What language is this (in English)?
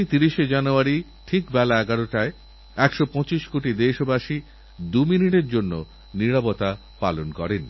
Bangla